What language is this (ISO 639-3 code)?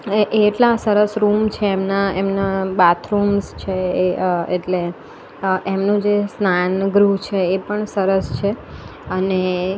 guj